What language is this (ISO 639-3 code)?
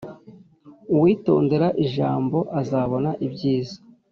kin